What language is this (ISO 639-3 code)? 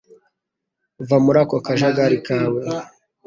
kin